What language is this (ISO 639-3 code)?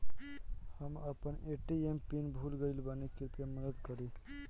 bho